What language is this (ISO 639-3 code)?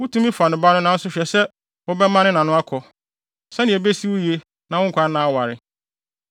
aka